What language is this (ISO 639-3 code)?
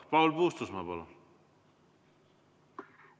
est